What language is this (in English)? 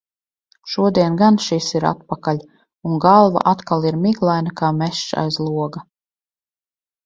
Latvian